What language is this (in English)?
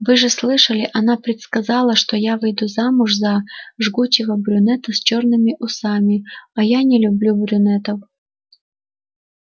Russian